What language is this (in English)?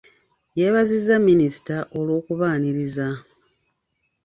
Ganda